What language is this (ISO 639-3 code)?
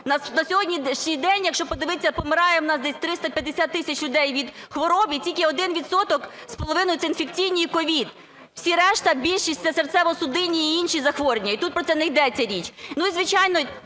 ukr